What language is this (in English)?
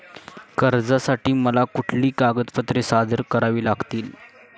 Marathi